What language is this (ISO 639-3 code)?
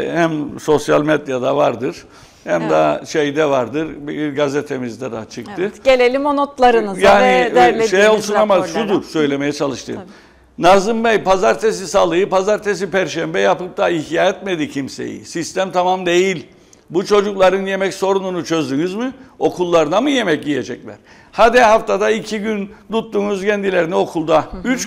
tur